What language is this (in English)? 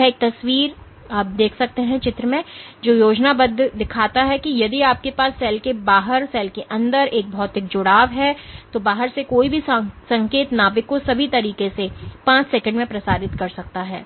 Hindi